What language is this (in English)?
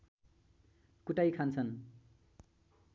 Nepali